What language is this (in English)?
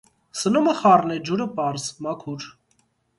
Armenian